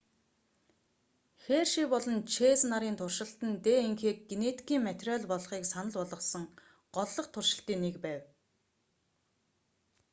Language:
Mongolian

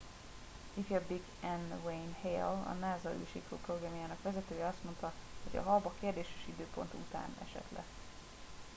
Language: Hungarian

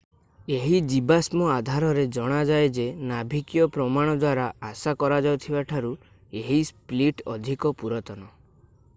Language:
Odia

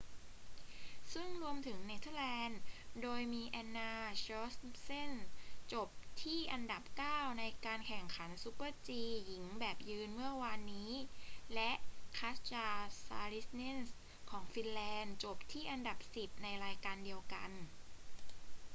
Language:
Thai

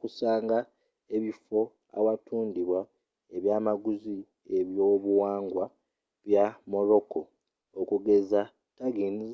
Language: Ganda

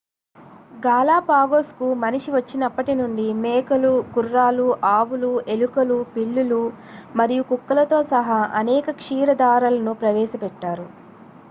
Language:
Telugu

